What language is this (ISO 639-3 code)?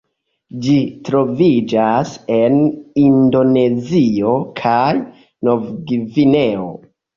epo